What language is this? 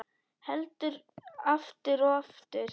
Icelandic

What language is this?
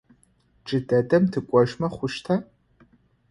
Adyghe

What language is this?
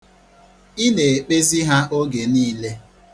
Igbo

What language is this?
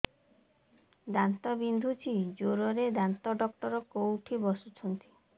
Odia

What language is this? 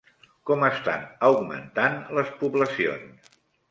Catalan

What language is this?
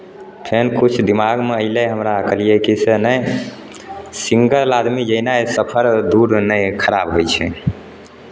Maithili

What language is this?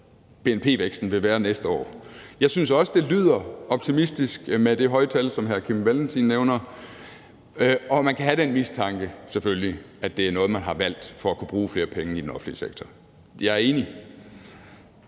Danish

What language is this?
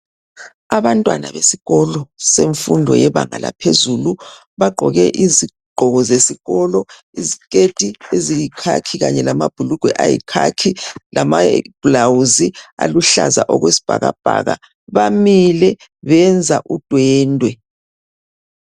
North Ndebele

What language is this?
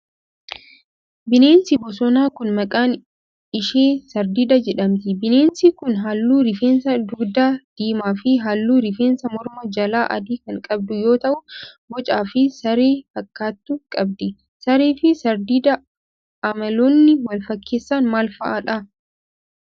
Oromo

